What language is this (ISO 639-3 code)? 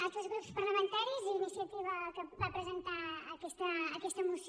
cat